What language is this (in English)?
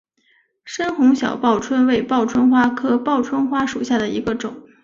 Chinese